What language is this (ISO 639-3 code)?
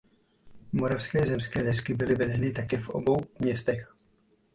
ces